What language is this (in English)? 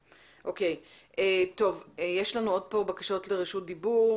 Hebrew